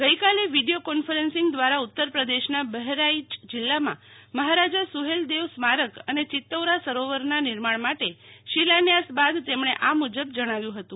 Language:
Gujarati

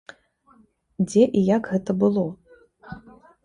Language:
Belarusian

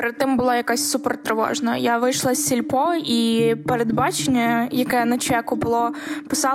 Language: Ukrainian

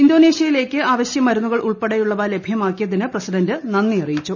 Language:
Malayalam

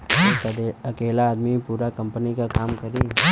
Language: Bhojpuri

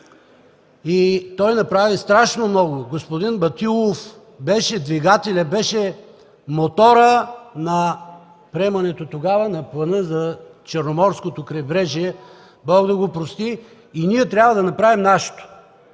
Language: Bulgarian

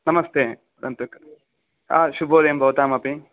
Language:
Sanskrit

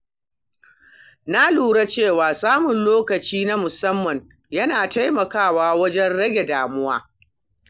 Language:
Hausa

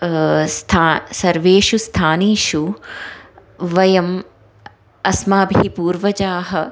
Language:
Sanskrit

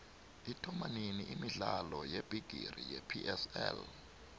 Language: South Ndebele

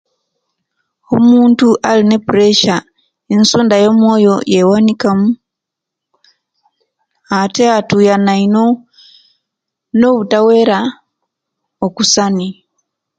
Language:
Kenyi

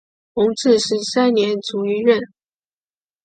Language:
Chinese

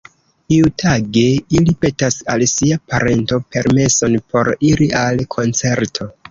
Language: Esperanto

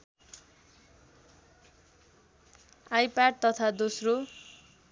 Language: Nepali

